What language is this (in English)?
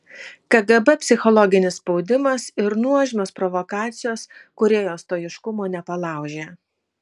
Lithuanian